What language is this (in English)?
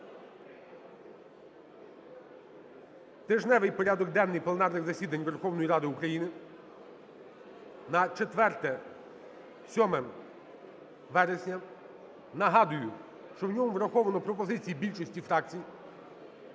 Ukrainian